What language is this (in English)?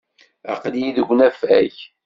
Kabyle